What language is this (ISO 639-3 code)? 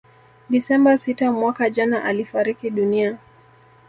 swa